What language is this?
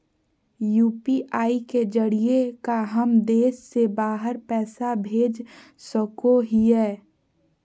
Magahi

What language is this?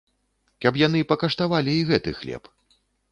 Belarusian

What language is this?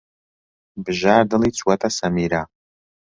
Central Kurdish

